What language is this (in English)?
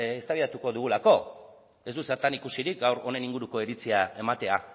Basque